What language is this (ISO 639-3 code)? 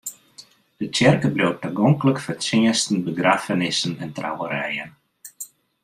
fry